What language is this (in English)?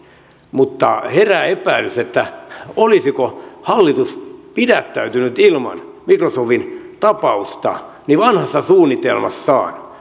Finnish